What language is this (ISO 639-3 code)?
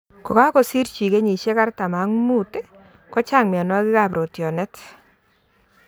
kln